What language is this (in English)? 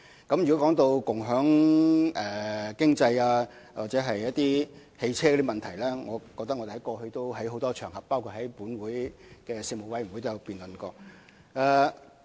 Cantonese